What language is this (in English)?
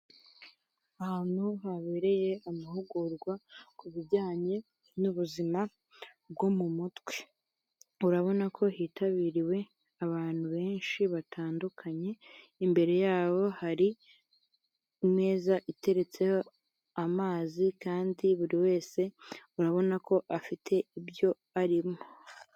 Kinyarwanda